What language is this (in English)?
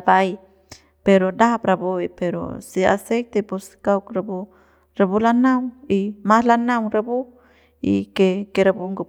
Central Pame